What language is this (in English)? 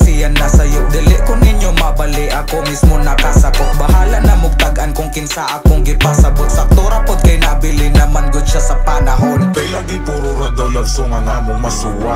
Filipino